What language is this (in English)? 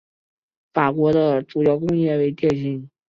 Chinese